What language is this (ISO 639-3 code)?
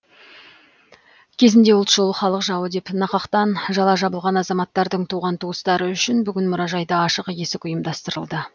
kaz